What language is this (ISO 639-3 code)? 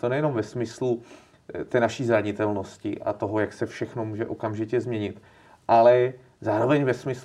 ces